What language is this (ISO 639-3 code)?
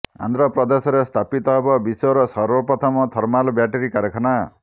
ori